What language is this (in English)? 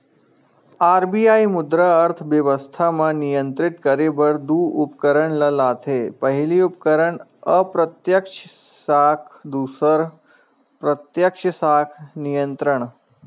Chhattisgarhi